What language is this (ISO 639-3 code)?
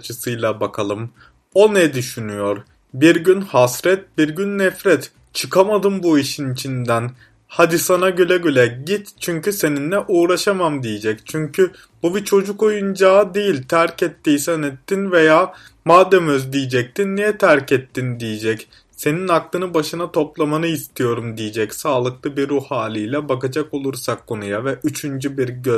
tur